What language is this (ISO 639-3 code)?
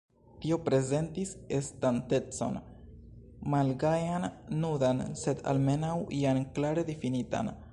epo